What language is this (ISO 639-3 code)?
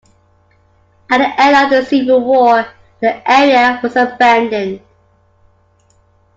eng